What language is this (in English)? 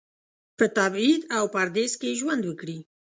Pashto